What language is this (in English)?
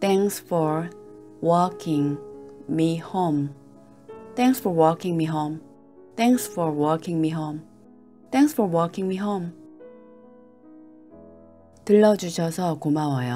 Korean